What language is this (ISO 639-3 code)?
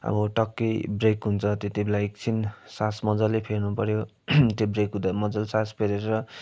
nep